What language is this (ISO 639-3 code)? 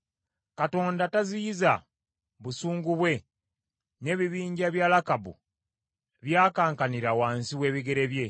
lug